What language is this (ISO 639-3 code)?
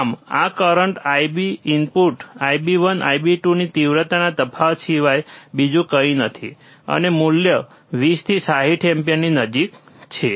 guj